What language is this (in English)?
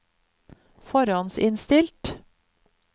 Norwegian